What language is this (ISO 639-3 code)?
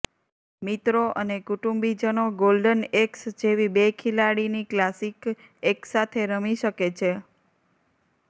guj